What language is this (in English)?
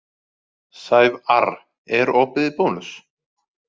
Icelandic